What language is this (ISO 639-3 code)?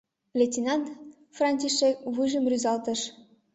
chm